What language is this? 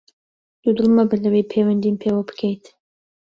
Central Kurdish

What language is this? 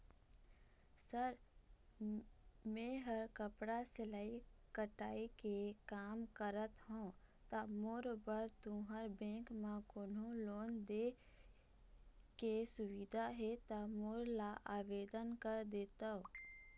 Chhattisgarhi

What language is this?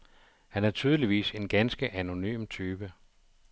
Danish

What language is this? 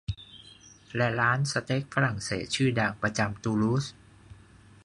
Thai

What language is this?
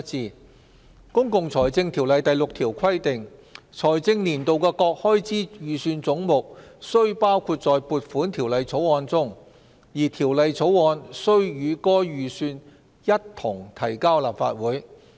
Cantonese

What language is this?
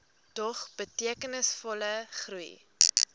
Afrikaans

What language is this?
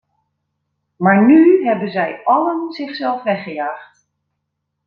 Dutch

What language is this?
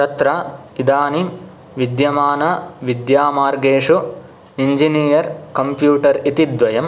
Sanskrit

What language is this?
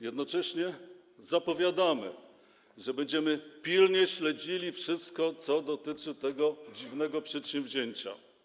Polish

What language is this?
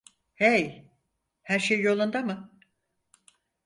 Turkish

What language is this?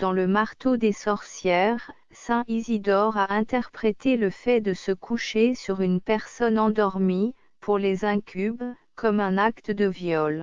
French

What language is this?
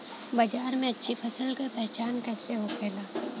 Bhojpuri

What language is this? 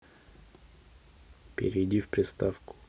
Russian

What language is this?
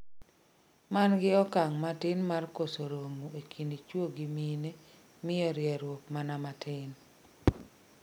Luo (Kenya and Tanzania)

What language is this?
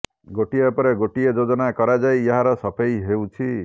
Odia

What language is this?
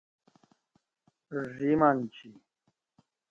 Kati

